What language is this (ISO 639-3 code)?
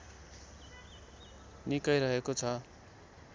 nep